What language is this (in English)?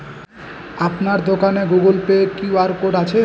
Bangla